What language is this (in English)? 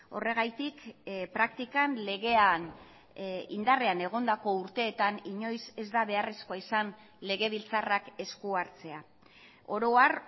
Basque